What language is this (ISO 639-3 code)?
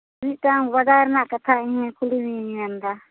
sat